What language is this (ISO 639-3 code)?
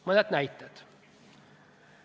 est